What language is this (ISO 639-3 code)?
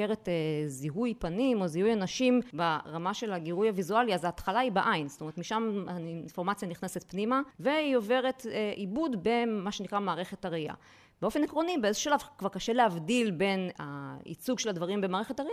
heb